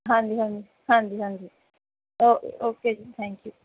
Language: Punjabi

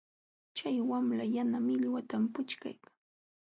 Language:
Jauja Wanca Quechua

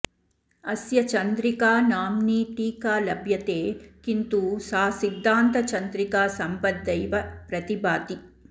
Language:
Sanskrit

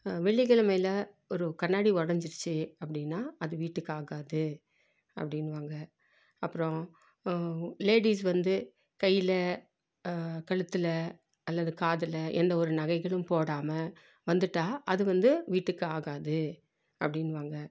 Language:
Tamil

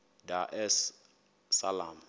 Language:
Xhosa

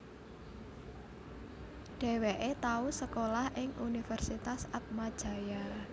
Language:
Javanese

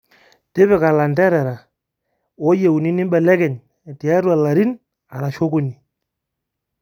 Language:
Masai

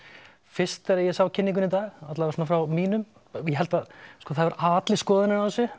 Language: Icelandic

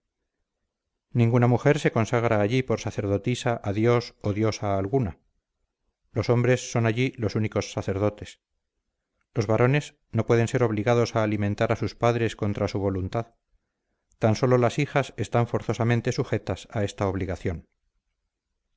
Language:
Spanish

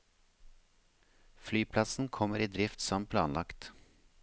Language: Norwegian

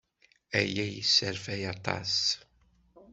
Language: Kabyle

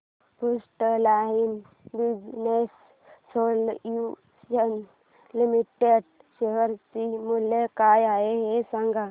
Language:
Marathi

